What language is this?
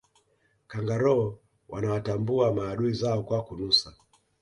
Swahili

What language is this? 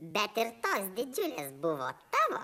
Lithuanian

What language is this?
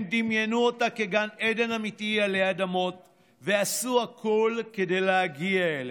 Hebrew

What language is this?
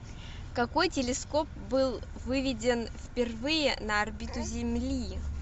Russian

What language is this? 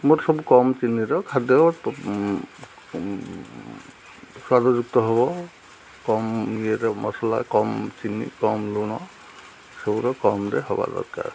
Odia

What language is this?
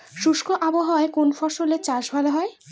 Bangla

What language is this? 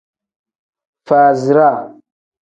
Tem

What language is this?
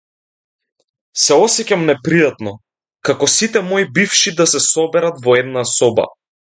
Macedonian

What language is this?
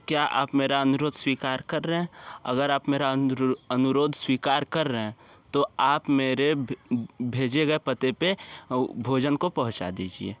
Hindi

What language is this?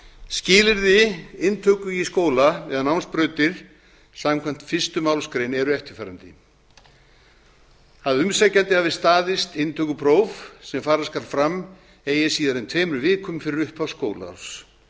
Icelandic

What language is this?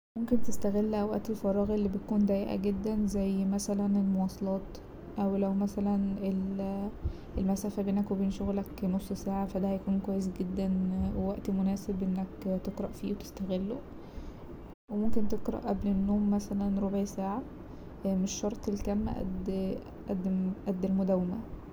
Egyptian Arabic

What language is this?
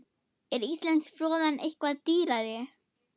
Icelandic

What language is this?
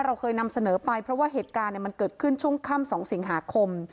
Thai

